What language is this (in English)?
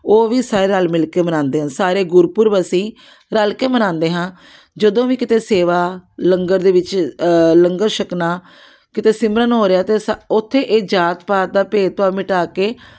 Punjabi